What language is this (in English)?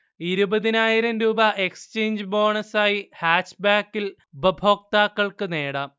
Malayalam